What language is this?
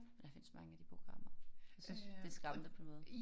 Danish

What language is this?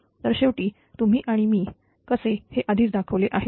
Marathi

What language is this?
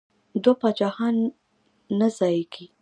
Pashto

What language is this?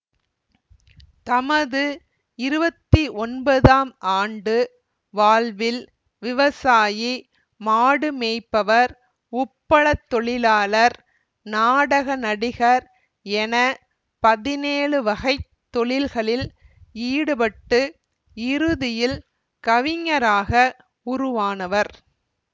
Tamil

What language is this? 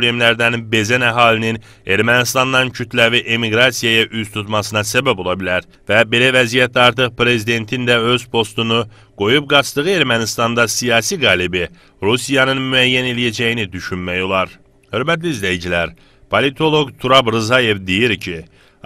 Turkish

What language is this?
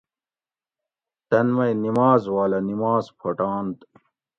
Gawri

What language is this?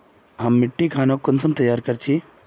Magahi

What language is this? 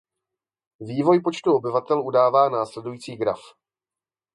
Czech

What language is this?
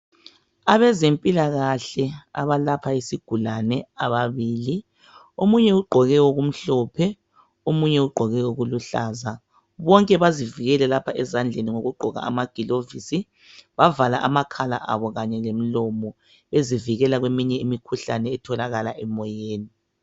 North Ndebele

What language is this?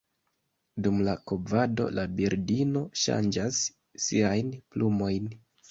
Esperanto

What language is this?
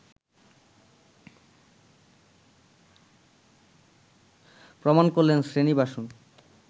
Bangla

